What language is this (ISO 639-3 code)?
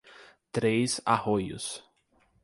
por